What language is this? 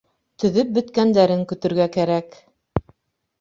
Bashkir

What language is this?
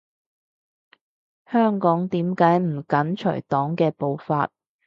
Cantonese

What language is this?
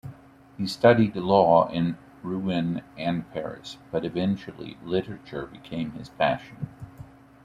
English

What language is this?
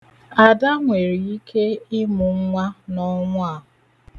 Igbo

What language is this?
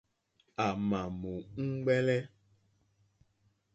Mokpwe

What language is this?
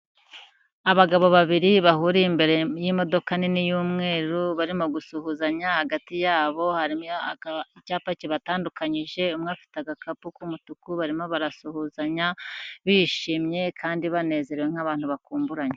Kinyarwanda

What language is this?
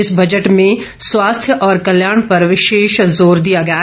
Hindi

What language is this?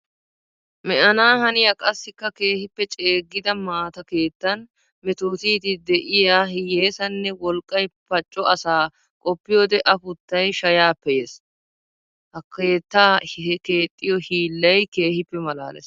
Wolaytta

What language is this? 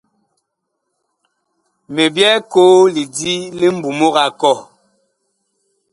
Bakoko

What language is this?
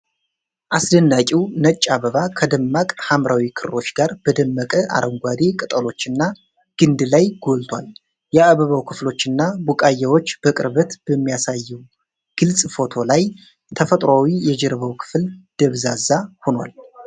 Amharic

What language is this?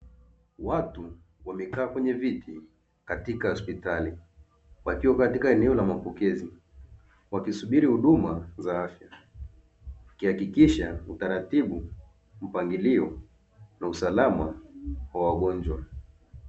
Swahili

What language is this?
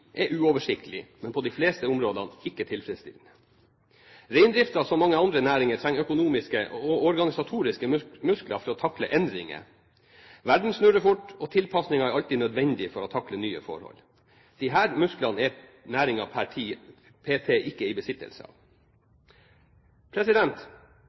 Norwegian Bokmål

